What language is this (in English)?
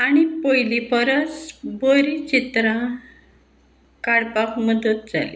Konkani